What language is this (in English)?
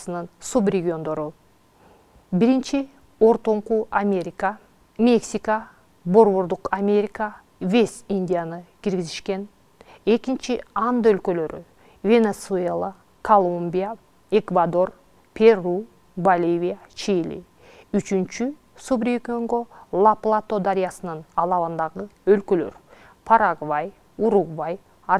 Russian